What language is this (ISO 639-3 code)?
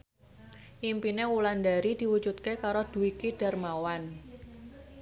jav